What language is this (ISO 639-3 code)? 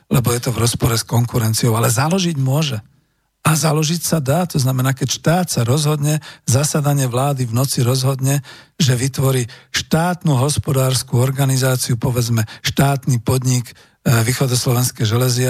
slk